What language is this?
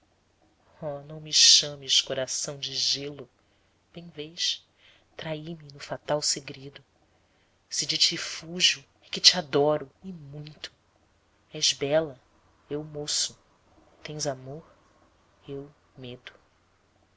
Portuguese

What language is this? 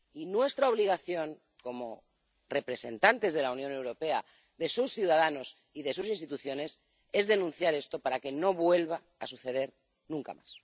Spanish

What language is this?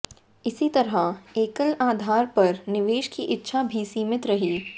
Hindi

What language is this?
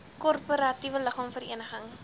Afrikaans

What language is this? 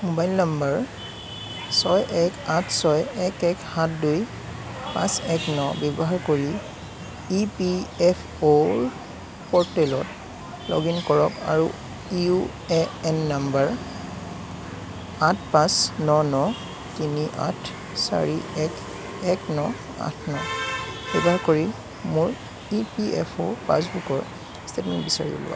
Assamese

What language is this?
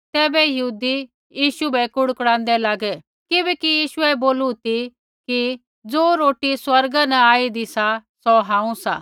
Kullu Pahari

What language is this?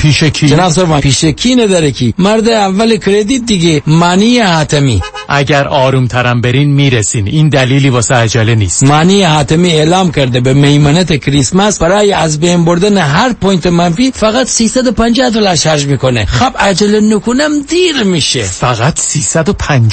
Persian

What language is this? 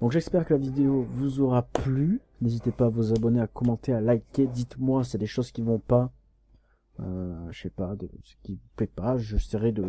French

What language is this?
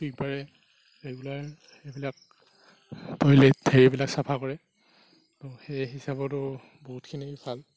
Assamese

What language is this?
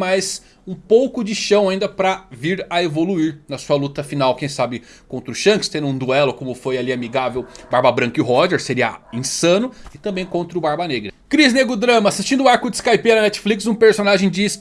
Portuguese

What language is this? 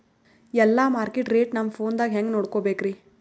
Kannada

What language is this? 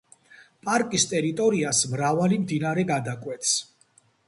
Georgian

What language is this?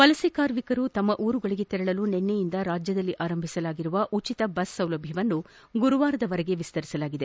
Kannada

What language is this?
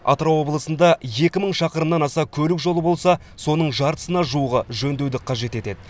Kazakh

